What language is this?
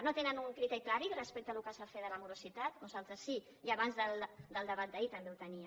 Catalan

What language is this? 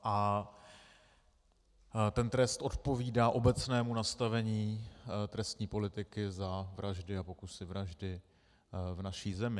Czech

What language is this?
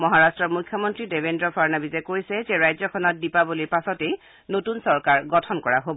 Assamese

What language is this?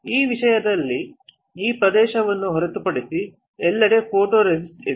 Kannada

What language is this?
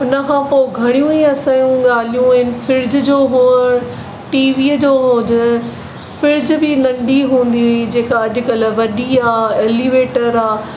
Sindhi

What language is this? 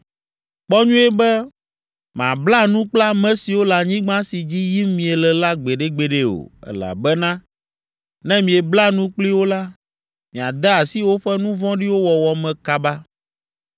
Ewe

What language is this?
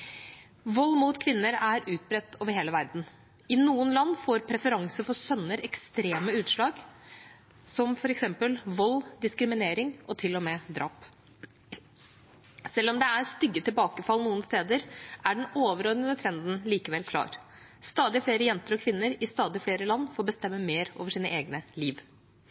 Norwegian Bokmål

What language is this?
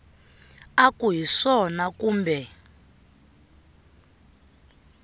Tsonga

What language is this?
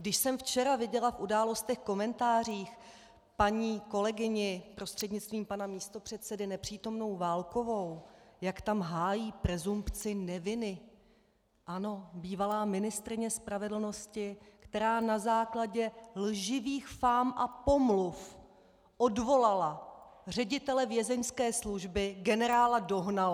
Czech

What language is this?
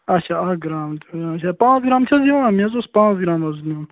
Kashmiri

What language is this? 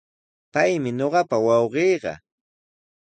Sihuas Ancash Quechua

